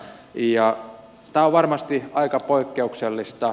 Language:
Finnish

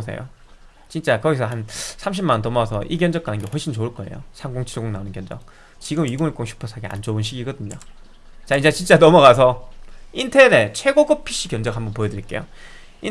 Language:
Korean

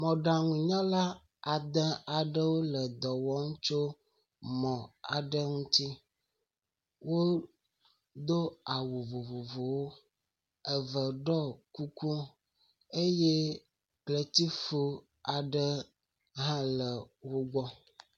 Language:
Ewe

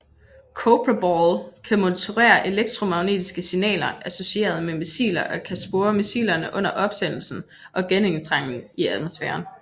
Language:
Danish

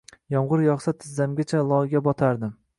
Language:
Uzbek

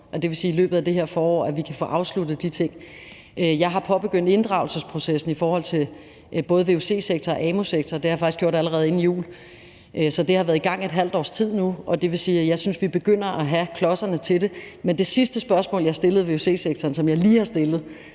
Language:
Danish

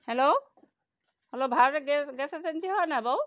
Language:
Assamese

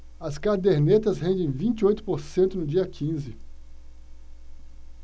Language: Portuguese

